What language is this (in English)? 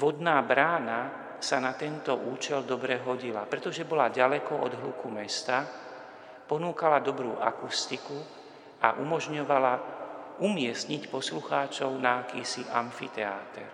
Slovak